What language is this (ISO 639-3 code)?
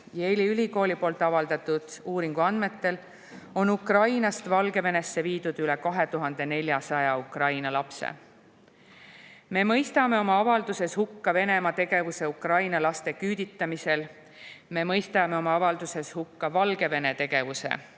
est